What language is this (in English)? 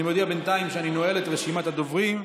Hebrew